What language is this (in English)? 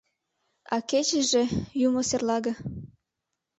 Mari